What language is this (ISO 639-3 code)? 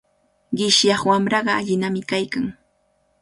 qvl